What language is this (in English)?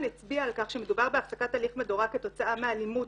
Hebrew